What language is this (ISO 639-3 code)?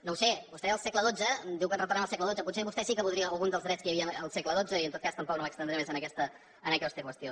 cat